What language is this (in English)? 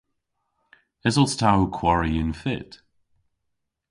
Cornish